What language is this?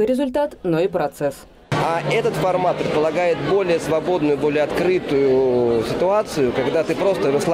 Russian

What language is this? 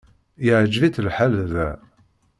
Kabyle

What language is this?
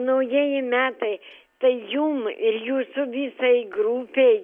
Lithuanian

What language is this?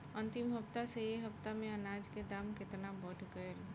Bhojpuri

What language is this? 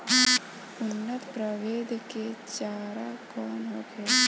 Bhojpuri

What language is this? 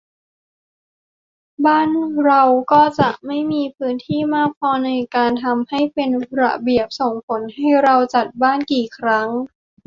Thai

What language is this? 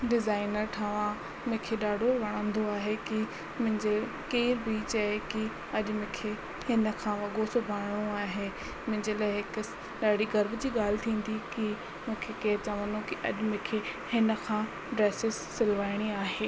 Sindhi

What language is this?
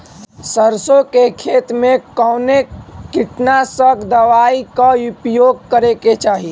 Bhojpuri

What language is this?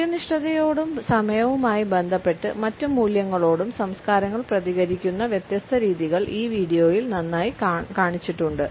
Malayalam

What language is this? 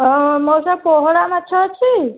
Odia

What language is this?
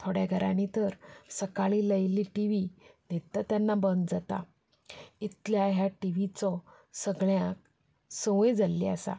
Konkani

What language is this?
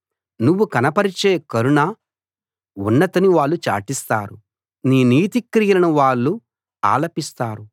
Telugu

